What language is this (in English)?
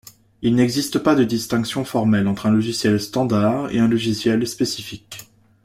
French